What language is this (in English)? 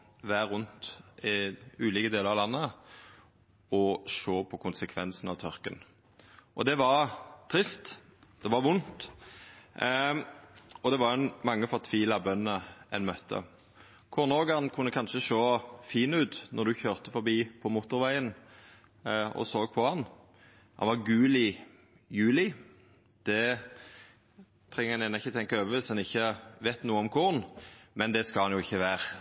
Norwegian Nynorsk